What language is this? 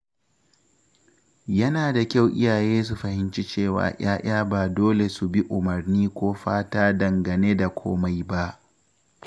Hausa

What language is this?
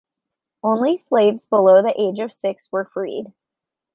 English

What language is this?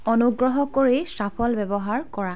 Assamese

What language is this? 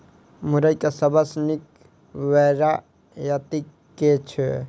Maithili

